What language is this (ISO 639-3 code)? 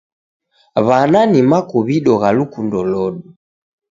dav